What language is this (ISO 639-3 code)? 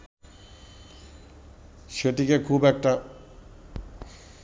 ben